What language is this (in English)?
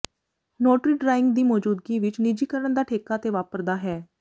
Punjabi